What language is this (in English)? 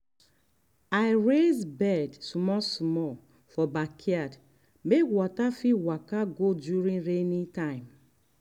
Nigerian Pidgin